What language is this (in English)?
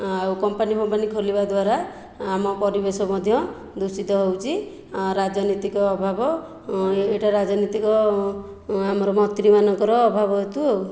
Odia